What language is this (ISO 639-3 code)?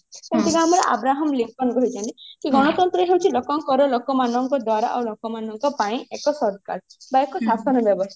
ori